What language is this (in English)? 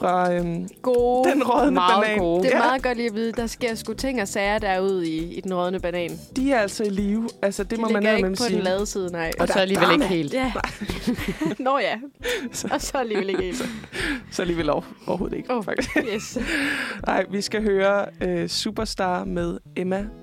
Danish